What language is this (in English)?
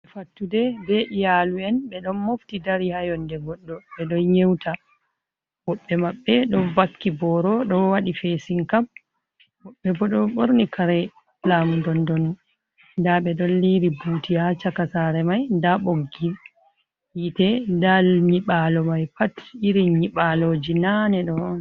Fula